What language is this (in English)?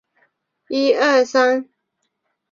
Chinese